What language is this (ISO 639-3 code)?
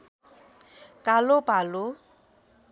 nep